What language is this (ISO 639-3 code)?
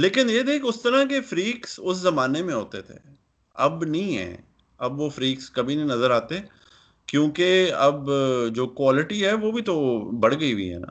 urd